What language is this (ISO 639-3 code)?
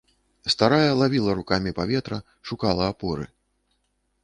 bel